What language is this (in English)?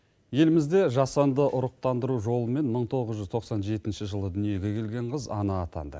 Kazakh